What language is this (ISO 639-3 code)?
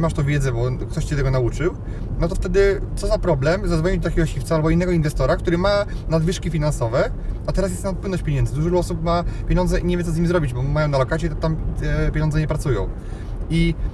pol